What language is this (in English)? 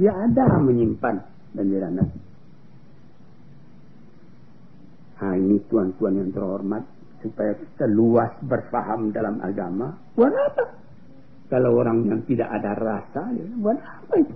Malay